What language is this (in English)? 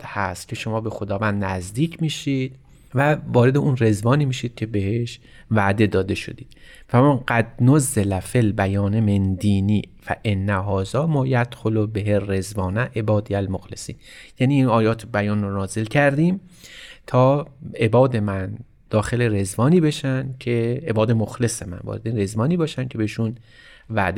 Persian